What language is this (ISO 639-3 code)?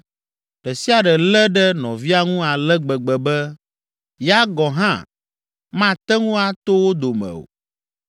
ewe